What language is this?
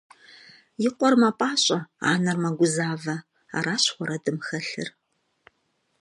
Kabardian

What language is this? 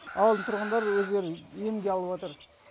Kazakh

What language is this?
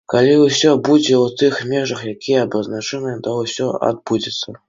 Belarusian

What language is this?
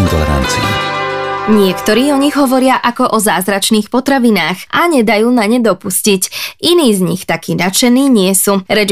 Slovak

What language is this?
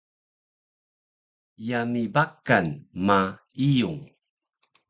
Taroko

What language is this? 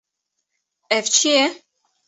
Kurdish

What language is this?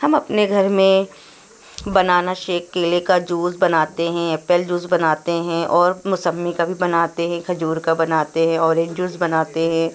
Urdu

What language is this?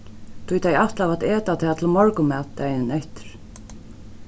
Faroese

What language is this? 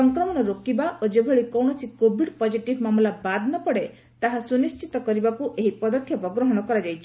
Odia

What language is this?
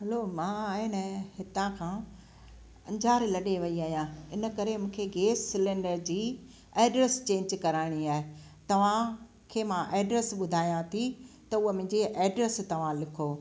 Sindhi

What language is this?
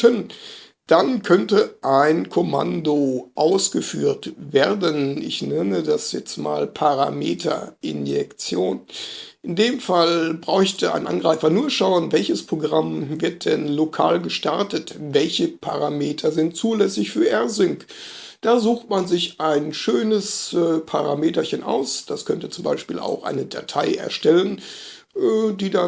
German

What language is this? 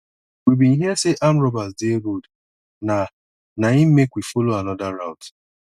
Nigerian Pidgin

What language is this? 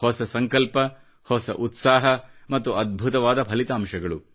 Kannada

